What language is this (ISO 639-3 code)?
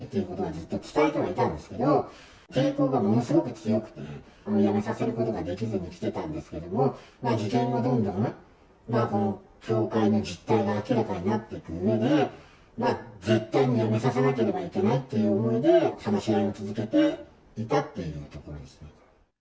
jpn